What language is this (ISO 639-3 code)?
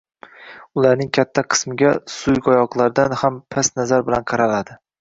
uzb